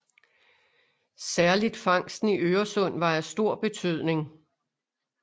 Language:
Danish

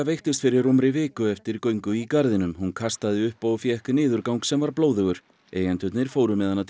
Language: Icelandic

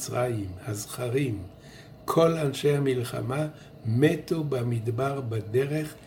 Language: Hebrew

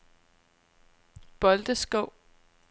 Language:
Danish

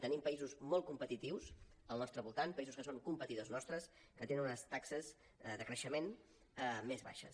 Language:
Catalan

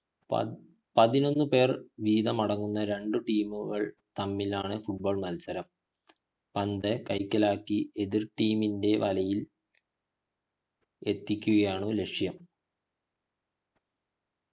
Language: Malayalam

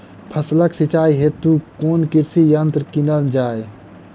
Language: Maithili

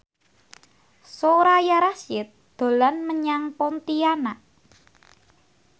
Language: Javanese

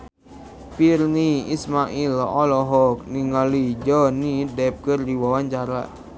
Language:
Sundanese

